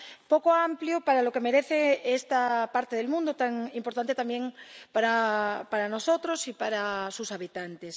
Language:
Spanish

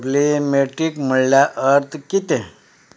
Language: Konkani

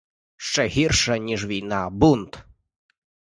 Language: Ukrainian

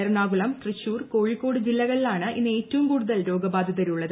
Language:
Malayalam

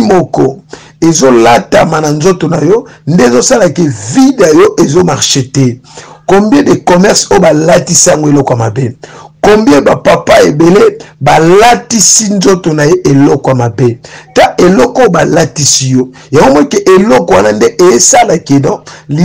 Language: French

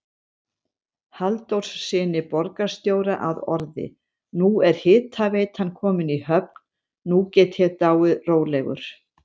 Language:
Icelandic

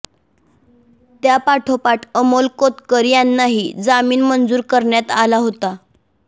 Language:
Marathi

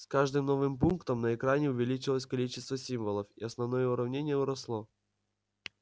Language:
Russian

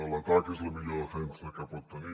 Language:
Catalan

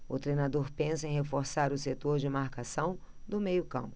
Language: Portuguese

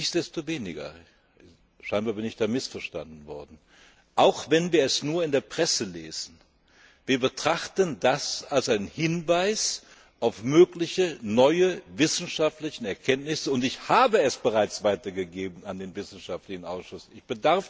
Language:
German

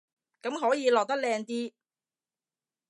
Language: Cantonese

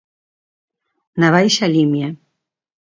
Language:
Galician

